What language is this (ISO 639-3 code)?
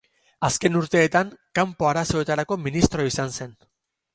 eus